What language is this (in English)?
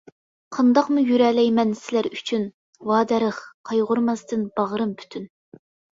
Uyghur